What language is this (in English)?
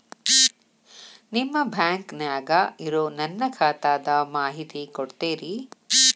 Kannada